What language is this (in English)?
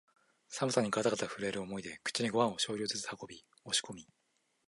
Japanese